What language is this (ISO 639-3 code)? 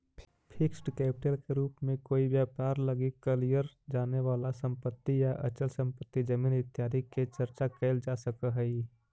mag